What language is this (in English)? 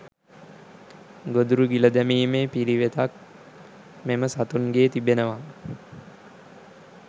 Sinhala